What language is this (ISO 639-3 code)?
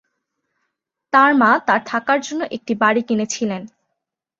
ben